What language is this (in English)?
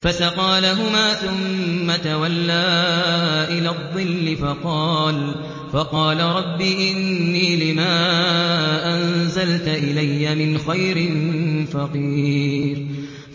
Arabic